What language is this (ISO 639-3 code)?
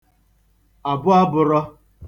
ibo